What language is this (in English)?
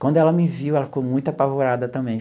Portuguese